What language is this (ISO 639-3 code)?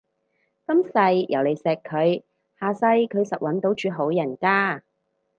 yue